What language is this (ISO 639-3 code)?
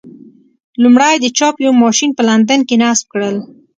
pus